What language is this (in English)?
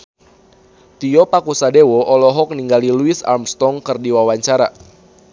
Sundanese